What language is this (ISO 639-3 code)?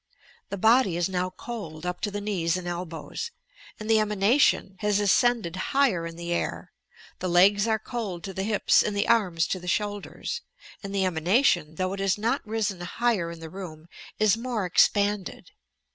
eng